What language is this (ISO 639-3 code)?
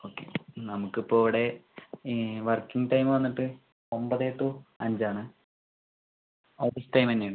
mal